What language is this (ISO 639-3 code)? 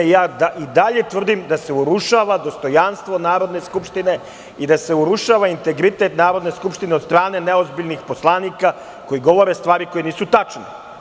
srp